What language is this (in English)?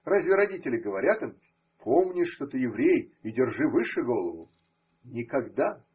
Russian